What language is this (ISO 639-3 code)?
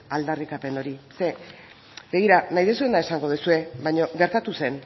eus